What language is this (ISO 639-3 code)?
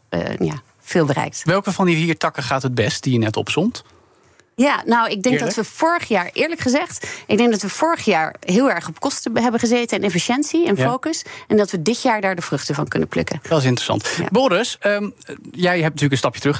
nld